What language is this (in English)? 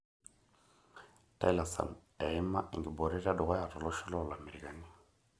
Masai